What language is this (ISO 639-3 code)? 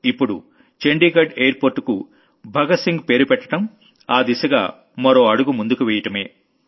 tel